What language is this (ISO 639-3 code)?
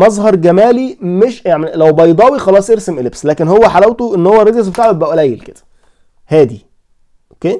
ara